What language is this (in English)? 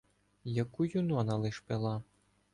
Ukrainian